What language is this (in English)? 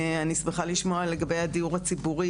Hebrew